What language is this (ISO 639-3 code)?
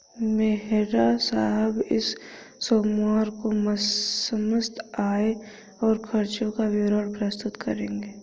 hin